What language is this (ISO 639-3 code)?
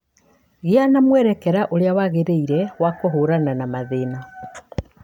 kik